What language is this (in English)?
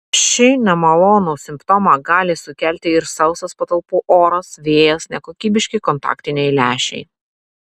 Lithuanian